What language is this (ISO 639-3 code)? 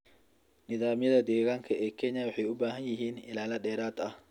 som